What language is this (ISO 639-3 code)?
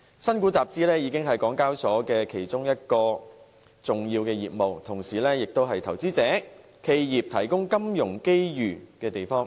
yue